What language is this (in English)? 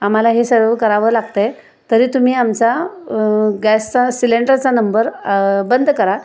Marathi